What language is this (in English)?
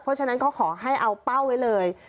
Thai